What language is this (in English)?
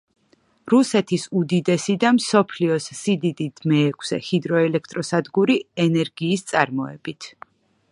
Georgian